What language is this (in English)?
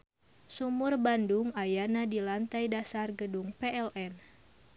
Sundanese